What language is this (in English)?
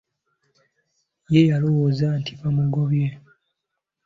Ganda